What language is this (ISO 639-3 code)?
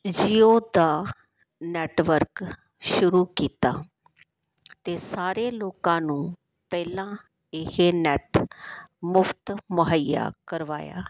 pan